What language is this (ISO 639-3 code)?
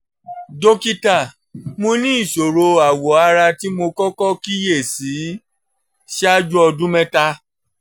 yor